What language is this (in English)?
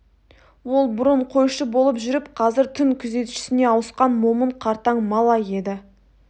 Kazakh